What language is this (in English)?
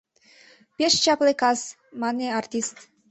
Mari